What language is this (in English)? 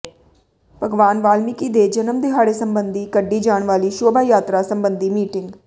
Punjabi